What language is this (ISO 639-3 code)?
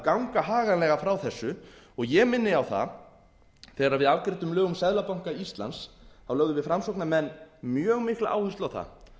isl